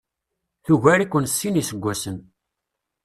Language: Kabyle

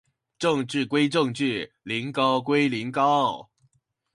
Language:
Chinese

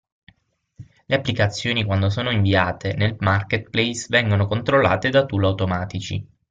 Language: Italian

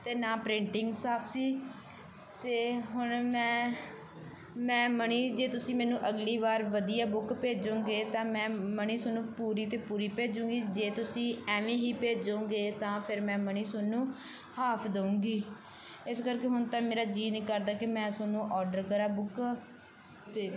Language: Punjabi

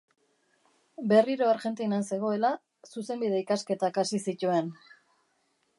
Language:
Basque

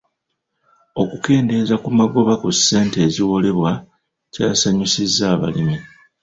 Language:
Ganda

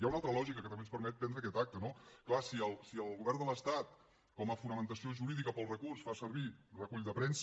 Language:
Catalan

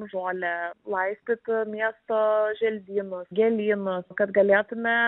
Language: Lithuanian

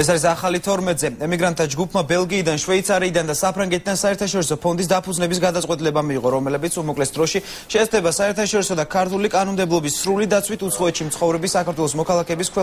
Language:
Bulgarian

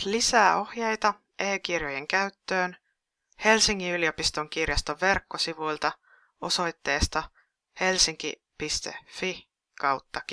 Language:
Finnish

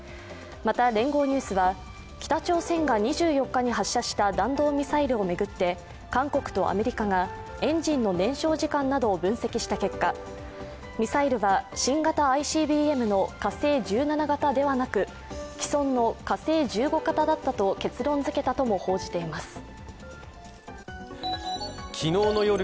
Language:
Japanese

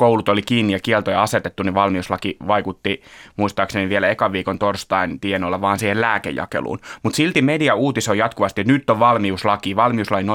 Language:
Finnish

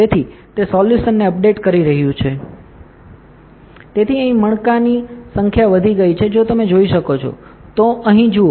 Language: Gujarati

